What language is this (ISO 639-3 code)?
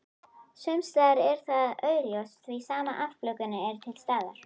isl